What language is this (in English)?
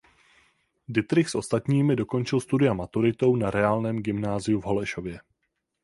Czech